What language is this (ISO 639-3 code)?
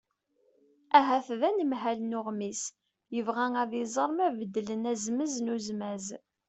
kab